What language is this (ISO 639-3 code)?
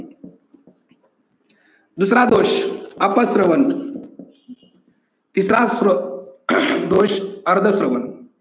mar